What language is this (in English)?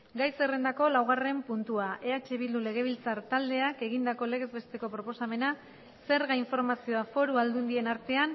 Basque